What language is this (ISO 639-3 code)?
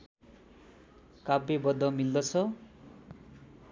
nep